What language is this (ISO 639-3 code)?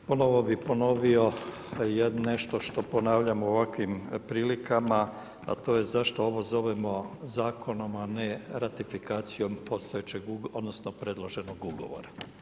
hrv